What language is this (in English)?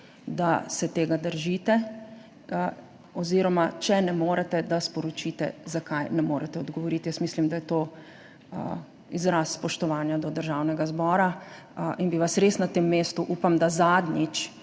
Slovenian